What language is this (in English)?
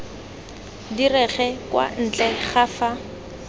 Tswana